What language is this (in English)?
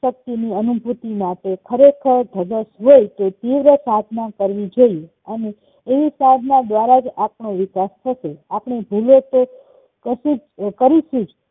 Gujarati